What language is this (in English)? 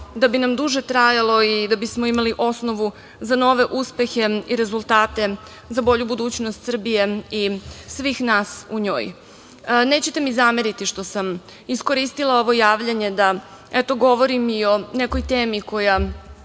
Serbian